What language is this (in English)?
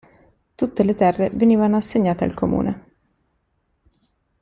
Italian